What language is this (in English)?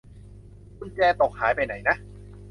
Thai